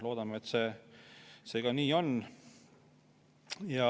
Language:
Estonian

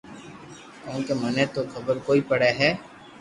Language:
Loarki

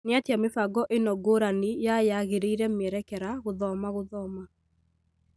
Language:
Kikuyu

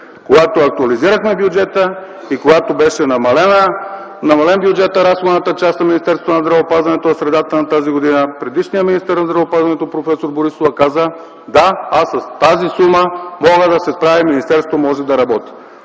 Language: Bulgarian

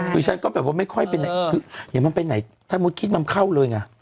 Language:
Thai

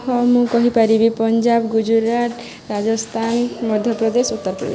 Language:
Odia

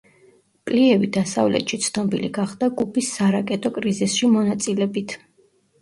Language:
Georgian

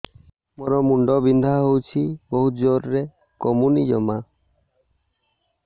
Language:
Odia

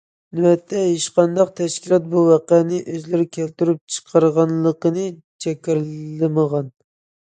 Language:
Uyghur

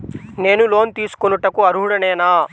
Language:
Telugu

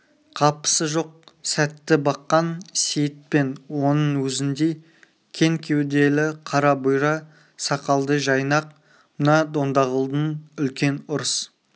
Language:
Kazakh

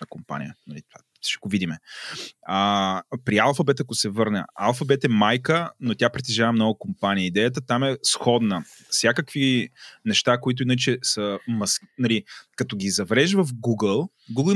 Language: Bulgarian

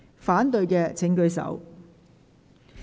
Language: Cantonese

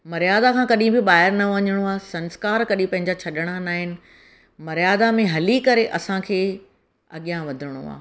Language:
Sindhi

